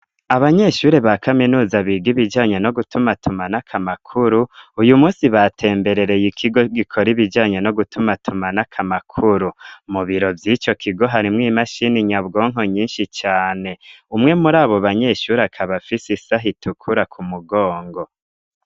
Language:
Rundi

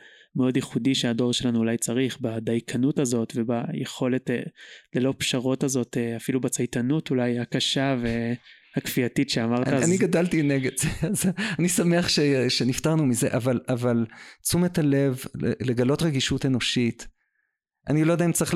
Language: Hebrew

